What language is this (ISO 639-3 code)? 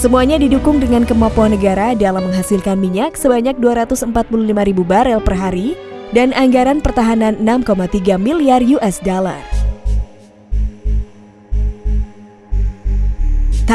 ind